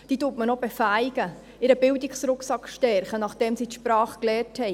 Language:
Swiss German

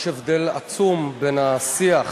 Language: Hebrew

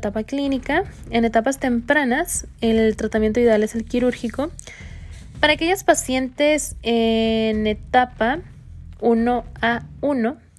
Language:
Spanish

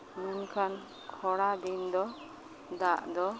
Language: Santali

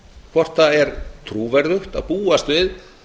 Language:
Icelandic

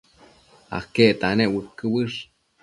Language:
Matsés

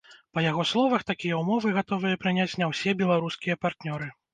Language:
Belarusian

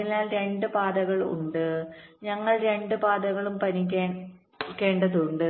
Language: Malayalam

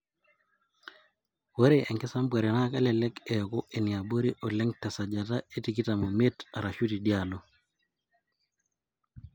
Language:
Masai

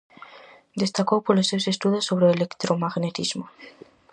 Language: Galician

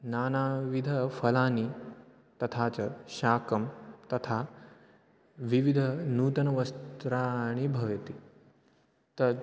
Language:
Sanskrit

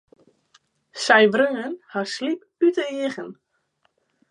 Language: Western Frisian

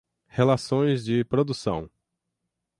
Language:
Portuguese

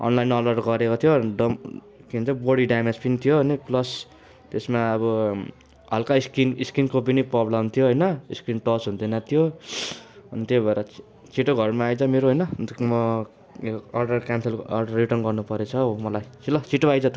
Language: Nepali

